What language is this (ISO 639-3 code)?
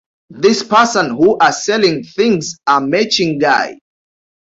swa